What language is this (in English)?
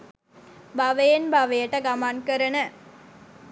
Sinhala